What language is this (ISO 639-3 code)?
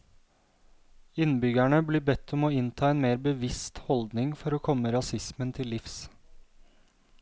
nor